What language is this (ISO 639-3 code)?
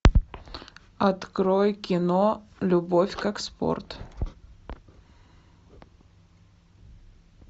rus